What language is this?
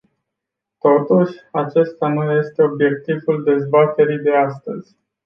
Romanian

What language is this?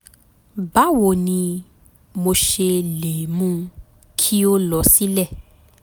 Yoruba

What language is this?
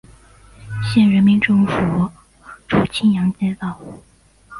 Chinese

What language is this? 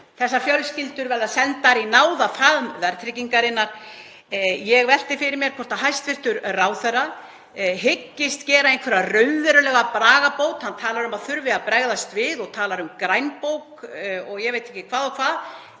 Icelandic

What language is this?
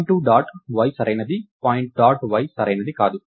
Telugu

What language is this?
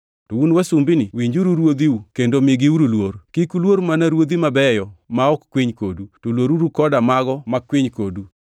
Luo (Kenya and Tanzania)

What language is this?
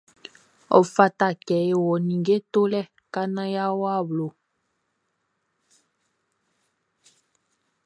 Baoulé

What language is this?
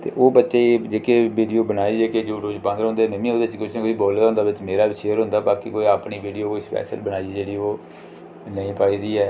Dogri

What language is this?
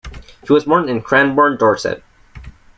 English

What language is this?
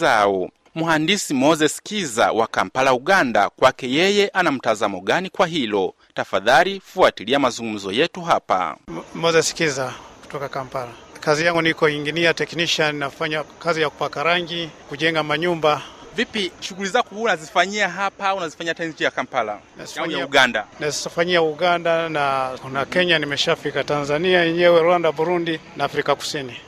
Swahili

